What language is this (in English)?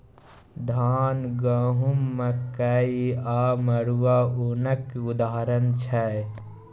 Maithili